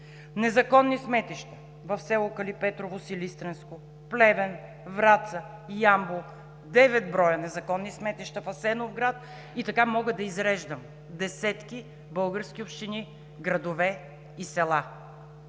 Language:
Bulgarian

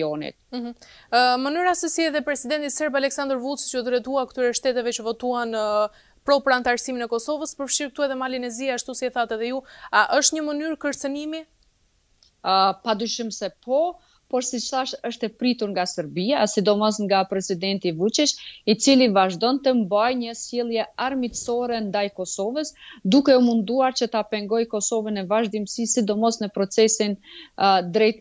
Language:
Romanian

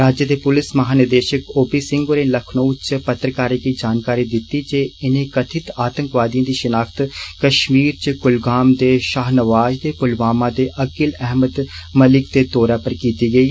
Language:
Dogri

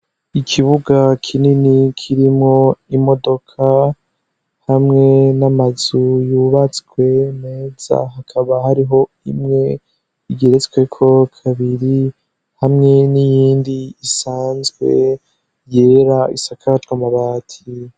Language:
Rundi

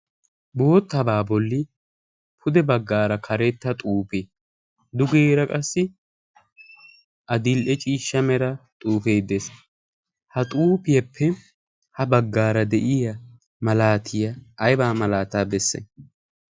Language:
Wolaytta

